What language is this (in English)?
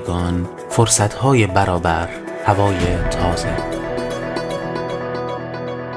Persian